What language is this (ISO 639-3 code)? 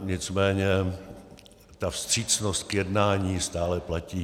ces